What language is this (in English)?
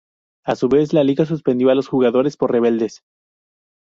Spanish